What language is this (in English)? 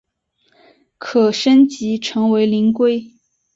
Chinese